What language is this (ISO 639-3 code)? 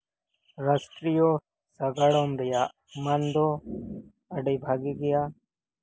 sat